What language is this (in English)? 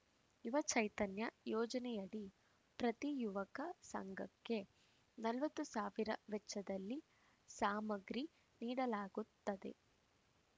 Kannada